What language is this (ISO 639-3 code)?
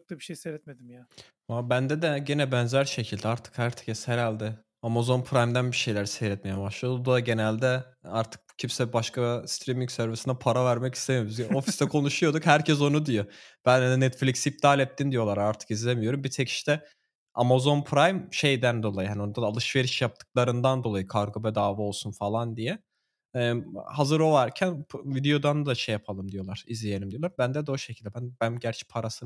tur